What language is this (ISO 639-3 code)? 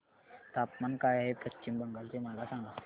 mar